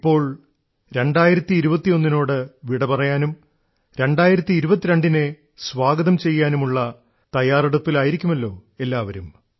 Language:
Malayalam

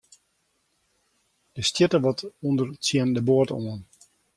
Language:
Western Frisian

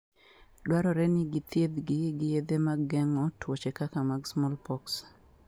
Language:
Luo (Kenya and Tanzania)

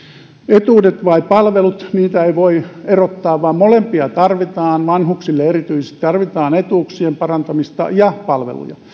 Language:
Finnish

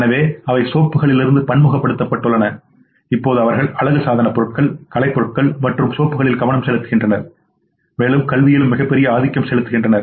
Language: Tamil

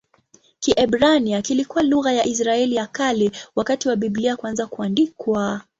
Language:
Swahili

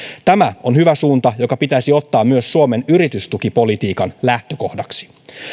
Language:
Finnish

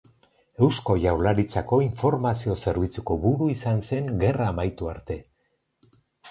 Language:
Basque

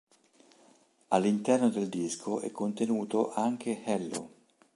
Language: Italian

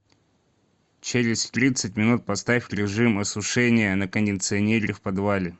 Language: Russian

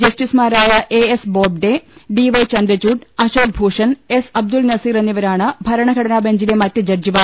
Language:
Malayalam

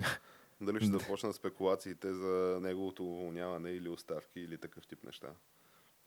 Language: Bulgarian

